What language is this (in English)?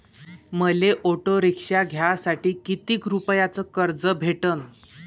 Marathi